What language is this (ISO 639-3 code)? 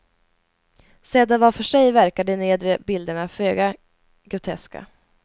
swe